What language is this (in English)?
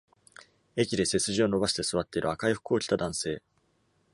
Japanese